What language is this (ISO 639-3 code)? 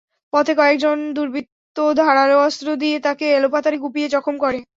ben